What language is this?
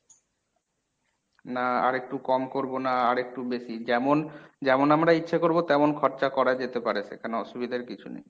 Bangla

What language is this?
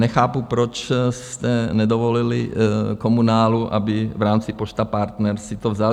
Czech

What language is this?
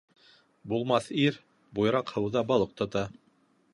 Bashkir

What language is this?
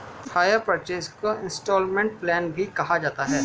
Hindi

